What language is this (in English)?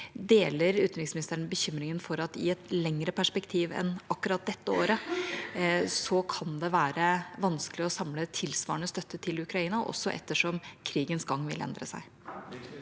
Norwegian